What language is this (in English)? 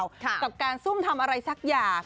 Thai